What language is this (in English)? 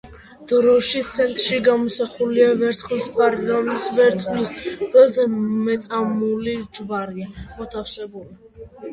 Georgian